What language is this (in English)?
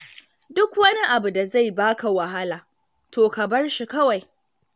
Hausa